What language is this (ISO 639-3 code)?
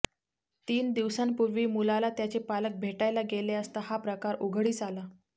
mar